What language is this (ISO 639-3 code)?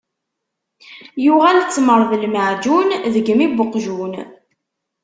kab